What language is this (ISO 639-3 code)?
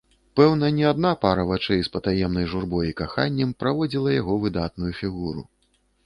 bel